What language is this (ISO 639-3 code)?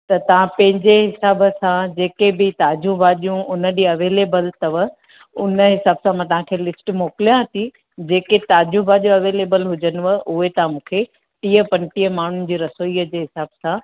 snd